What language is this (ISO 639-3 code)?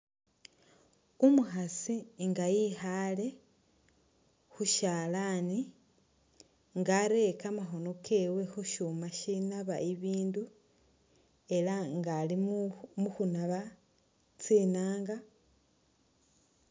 myx